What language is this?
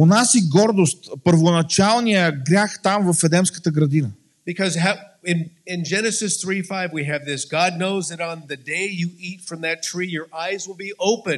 Bulgarian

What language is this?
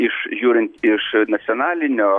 Lithuanian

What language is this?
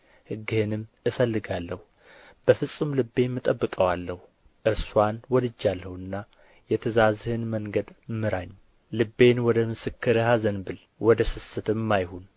Amharic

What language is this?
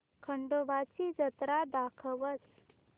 Marathi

